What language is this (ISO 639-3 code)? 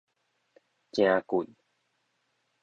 nan